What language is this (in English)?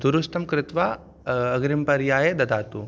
Sanskrit